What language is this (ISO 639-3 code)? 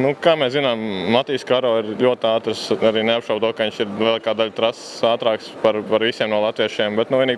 nld